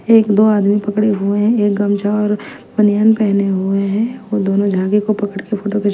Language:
Hindi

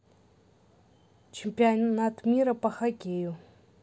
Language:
Russian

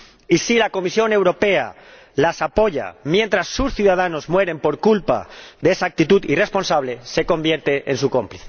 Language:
Spanish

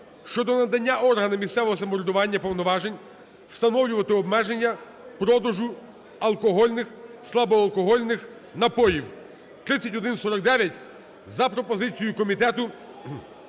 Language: Ukrainian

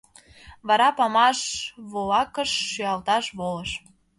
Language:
Mari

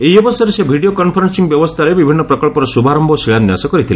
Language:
Odia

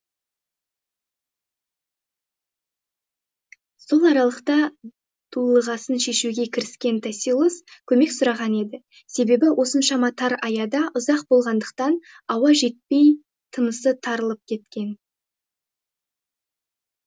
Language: Kazakh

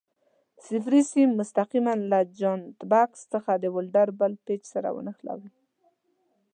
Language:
Pashto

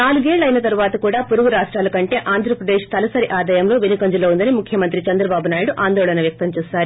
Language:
Telugu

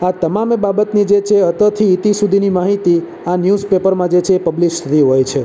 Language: Gujarati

